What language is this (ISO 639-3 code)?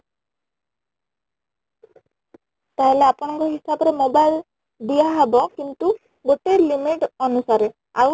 ori